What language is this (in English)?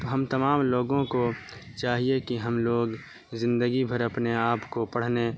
Urdu